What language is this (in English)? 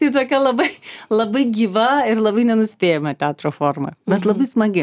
Lithuanian